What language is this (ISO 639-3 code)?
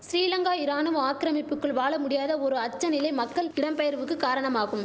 tam